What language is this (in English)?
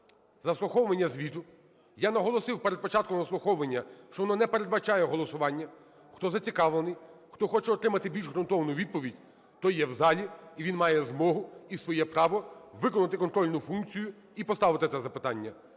Ukrainian